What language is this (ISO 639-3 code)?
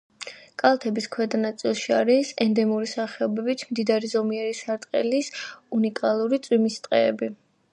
kat